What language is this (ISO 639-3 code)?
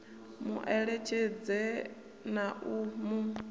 ven